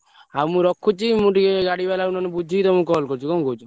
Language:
Odia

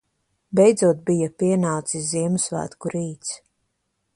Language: Latvian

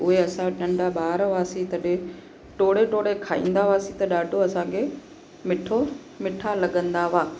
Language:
Sindhi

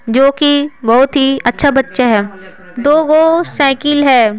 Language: Hindi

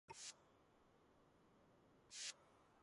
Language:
Georgian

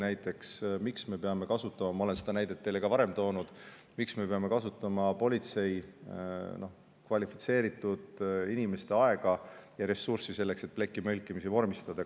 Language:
Estonian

